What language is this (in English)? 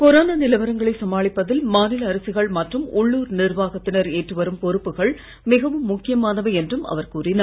Tamil